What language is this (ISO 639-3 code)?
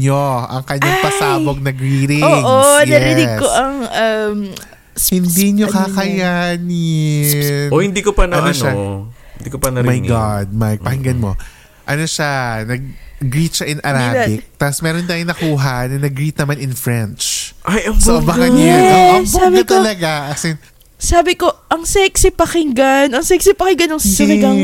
fil